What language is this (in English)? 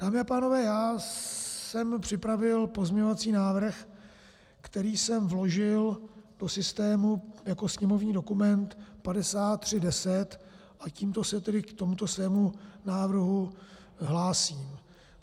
Czech